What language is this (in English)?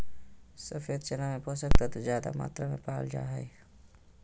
Magahi